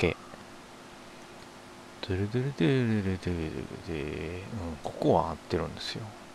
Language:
Japanese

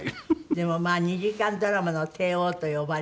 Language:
Japanese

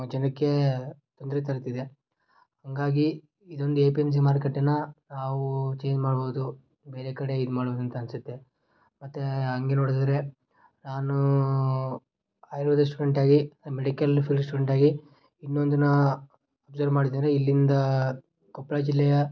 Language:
Kannada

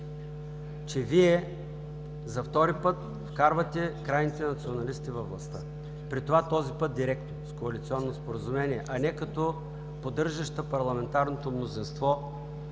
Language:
Bulgarian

